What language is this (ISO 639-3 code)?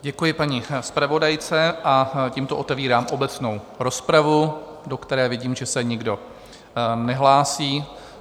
ces